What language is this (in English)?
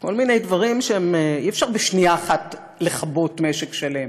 Hebrew